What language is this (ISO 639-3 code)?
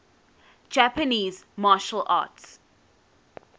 eng